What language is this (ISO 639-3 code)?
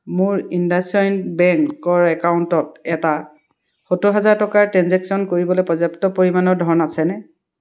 asm